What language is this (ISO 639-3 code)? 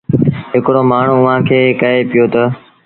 sbn